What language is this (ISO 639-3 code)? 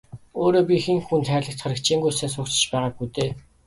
mon